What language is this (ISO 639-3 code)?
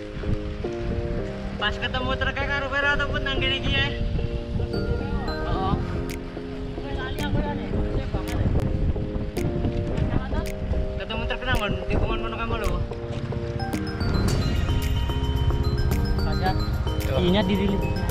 ind